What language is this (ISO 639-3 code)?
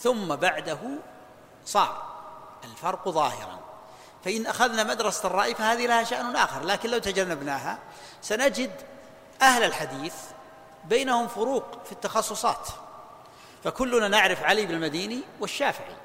ara